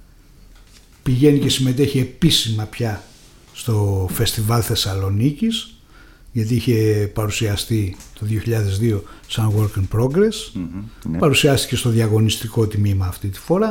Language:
Greek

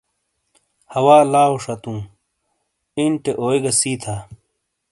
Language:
Shina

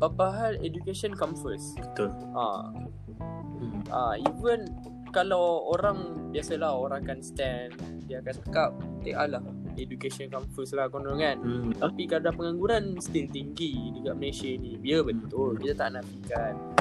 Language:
Malay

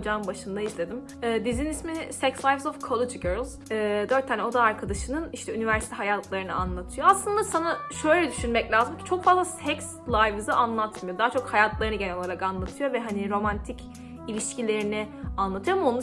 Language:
Turkish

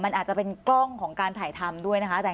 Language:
Thai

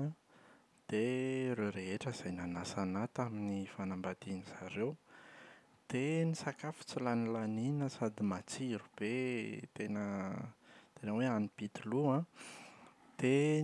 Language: Malagasy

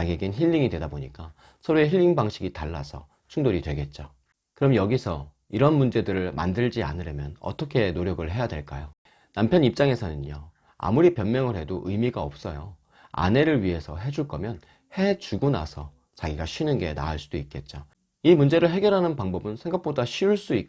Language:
Korean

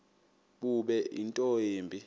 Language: Xhosa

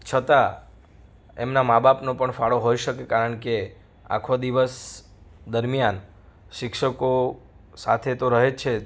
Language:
Gujarati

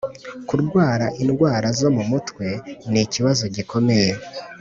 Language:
Kinyarwanda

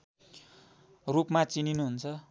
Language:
Nepali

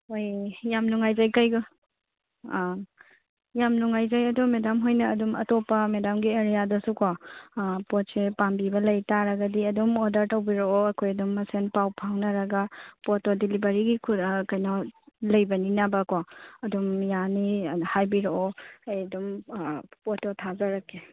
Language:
Manipuri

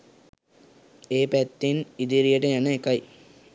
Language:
Sinhala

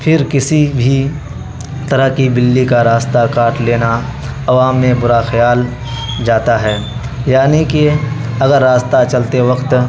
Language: Urdu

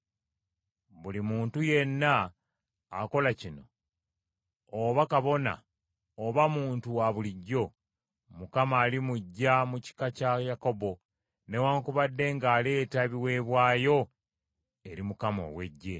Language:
Ganda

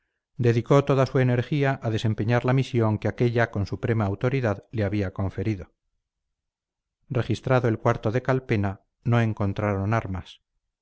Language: Spanish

